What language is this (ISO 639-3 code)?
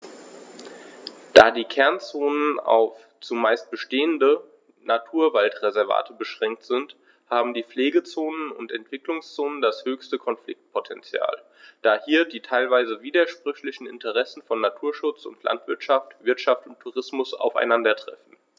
deu